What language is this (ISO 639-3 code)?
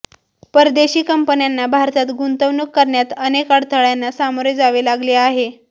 mar